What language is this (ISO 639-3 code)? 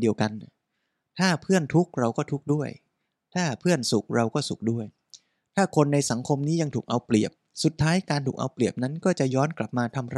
tha